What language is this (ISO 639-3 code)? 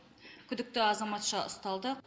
kaz